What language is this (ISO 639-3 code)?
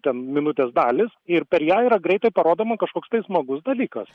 lit